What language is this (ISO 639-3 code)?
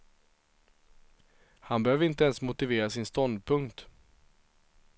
swe